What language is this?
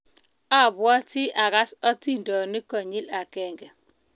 Kalenjin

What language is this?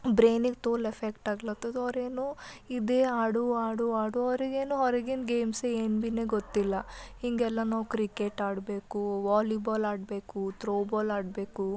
Kannada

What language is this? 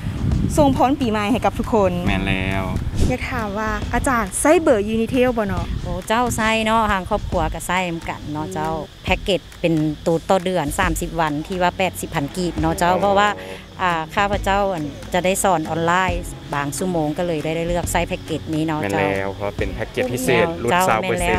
Thai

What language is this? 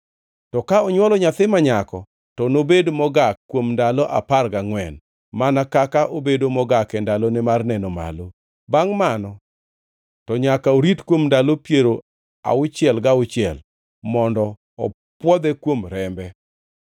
Luo (Kenya and Tanzania)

